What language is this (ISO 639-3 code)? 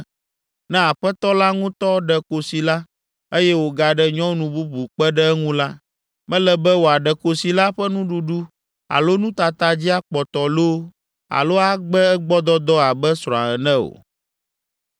ewe